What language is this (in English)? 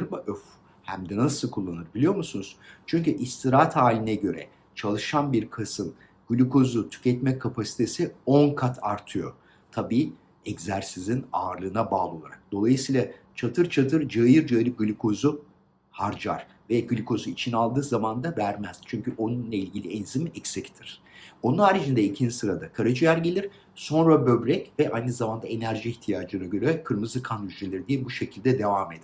Turkish